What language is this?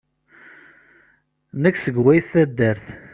Kabyle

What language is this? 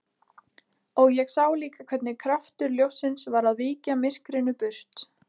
Icelandic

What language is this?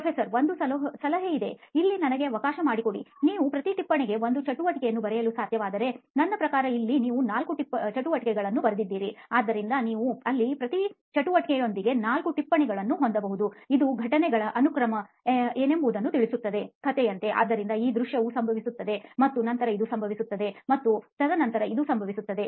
Kannada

